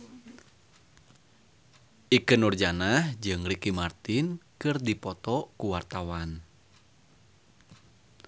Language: Sundanese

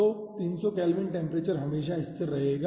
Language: Hindi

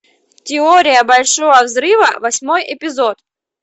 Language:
Russian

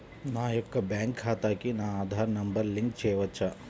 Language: Telugu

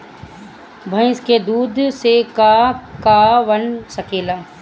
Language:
Bhojpuri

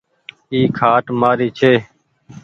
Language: Goaria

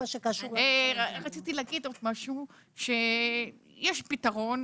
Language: Hebrew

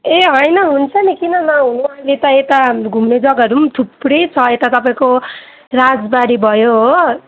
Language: Nepali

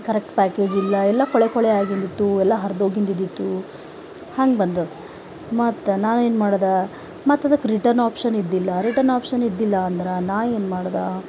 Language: Kannada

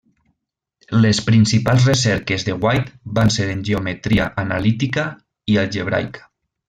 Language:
Catalan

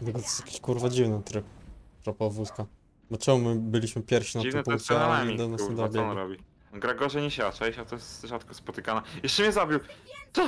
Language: Polish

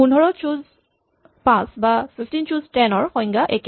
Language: Assamese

